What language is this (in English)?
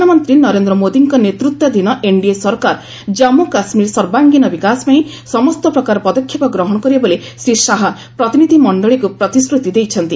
Odia